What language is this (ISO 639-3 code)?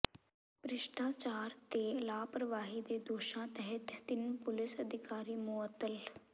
pan